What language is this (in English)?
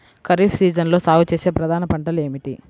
Telugu